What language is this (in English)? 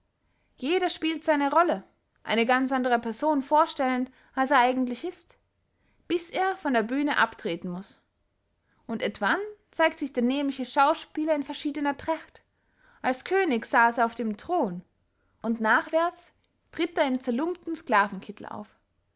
German